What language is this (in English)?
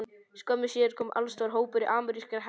Icelandic